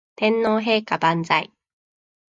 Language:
Japanese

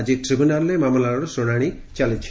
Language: Odia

